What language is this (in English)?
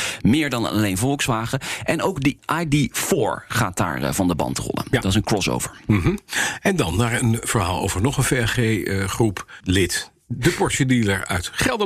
Dutch